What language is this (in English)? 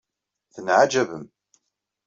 Kabyle